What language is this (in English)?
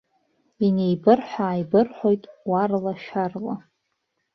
Abkhazian